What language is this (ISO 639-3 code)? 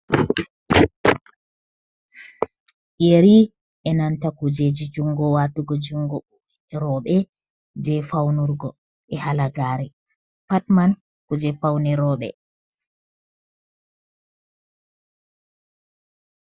ful